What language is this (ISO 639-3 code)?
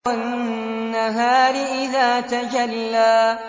ara